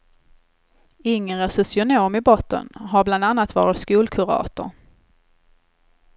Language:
Swedish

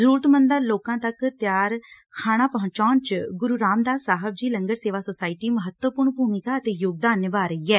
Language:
Punjabi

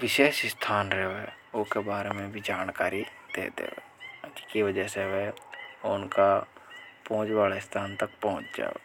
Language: Hadothi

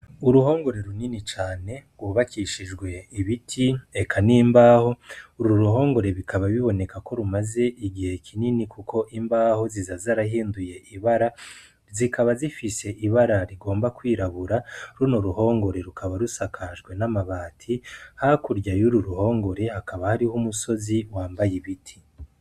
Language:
Rundi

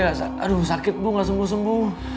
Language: Indonesian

